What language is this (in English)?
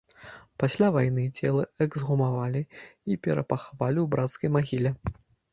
Belarusian